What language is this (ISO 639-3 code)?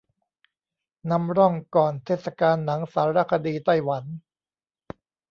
tha